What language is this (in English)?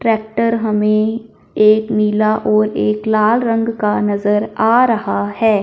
Hindi